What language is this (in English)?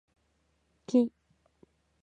Japanese